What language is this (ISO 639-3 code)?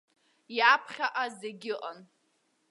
abk